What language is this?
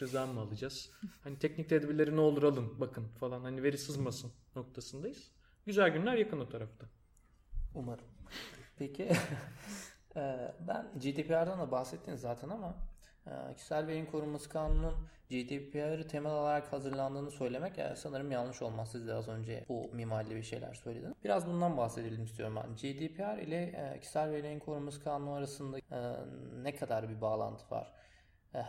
Turkish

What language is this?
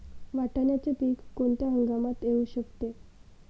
Marathi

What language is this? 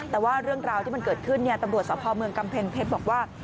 Thai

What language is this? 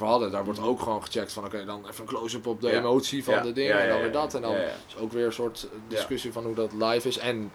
Dutch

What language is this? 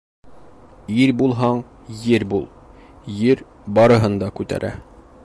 Bashkir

